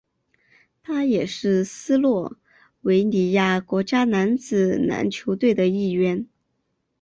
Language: Chinese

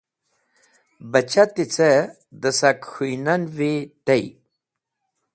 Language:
Wakhi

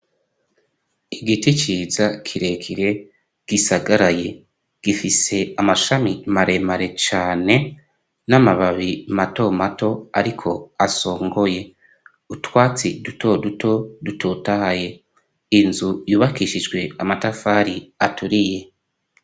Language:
Rundi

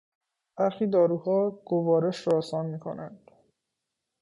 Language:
Persian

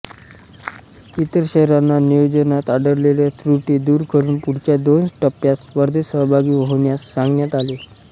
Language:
Marathi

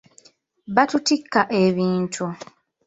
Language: Ganda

